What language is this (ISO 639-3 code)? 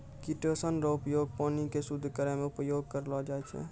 mai